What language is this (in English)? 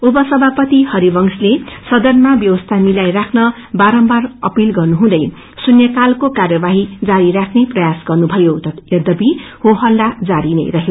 Nepali